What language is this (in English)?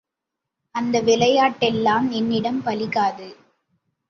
Tamil